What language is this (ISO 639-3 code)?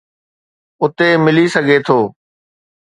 snd